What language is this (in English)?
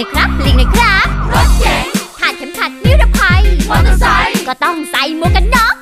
Thai